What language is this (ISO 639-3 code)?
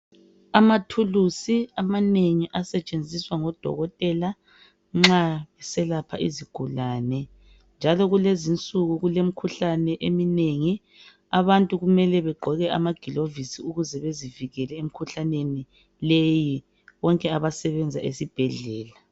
nde